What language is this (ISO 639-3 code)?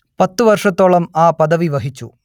mal